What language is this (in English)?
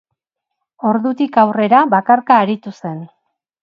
Basque